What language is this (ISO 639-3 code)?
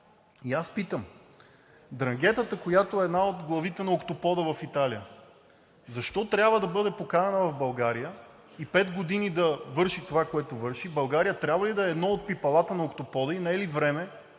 bul